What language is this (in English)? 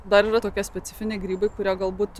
Lithuanian